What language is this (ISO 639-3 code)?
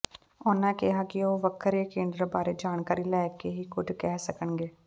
pan